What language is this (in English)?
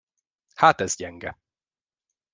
Hungarian